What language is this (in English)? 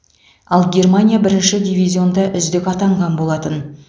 Kazakh